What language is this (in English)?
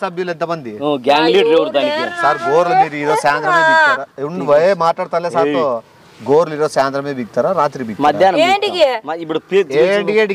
Telugu